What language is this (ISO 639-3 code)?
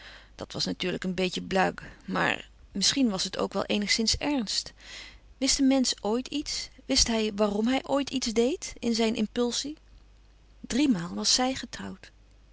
nld